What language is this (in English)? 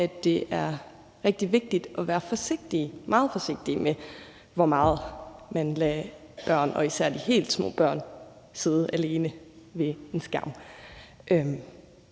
Danish